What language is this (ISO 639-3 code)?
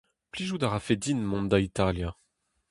bre